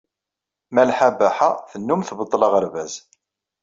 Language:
Kabyle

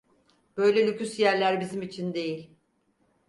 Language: Turkish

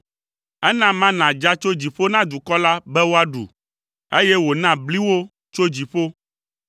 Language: Ewe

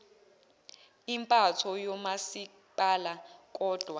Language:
Zulu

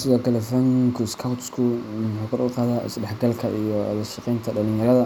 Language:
Somali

